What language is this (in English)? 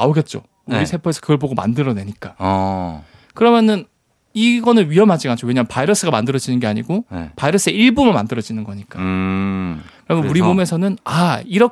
Korean